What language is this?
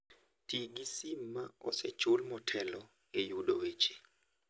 Luo (Kenya and Tanzania)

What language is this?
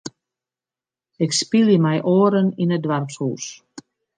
Western Frisian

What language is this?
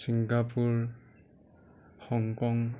Assamese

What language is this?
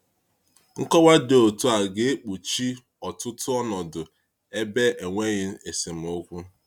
Igbo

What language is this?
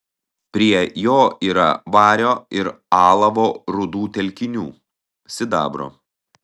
Lithuanian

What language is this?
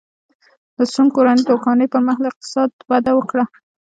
Pashto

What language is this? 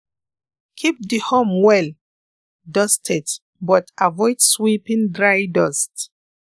Hausa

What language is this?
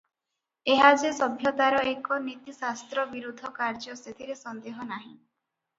Odia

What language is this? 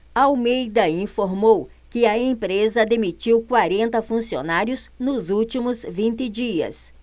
Portuguese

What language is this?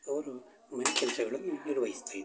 Kannada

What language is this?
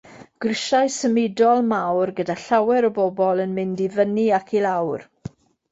Welsh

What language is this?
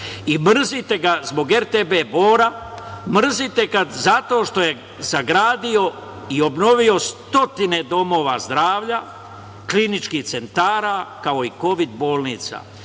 Serbian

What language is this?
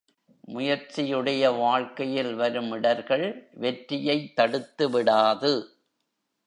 Tamil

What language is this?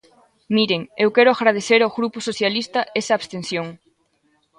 Galician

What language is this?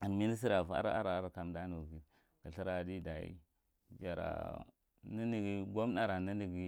Marghi Central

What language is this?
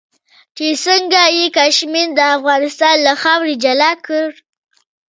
Pashto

